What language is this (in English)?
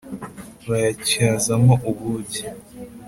Kinyarwanda